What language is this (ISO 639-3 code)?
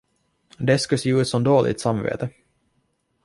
swe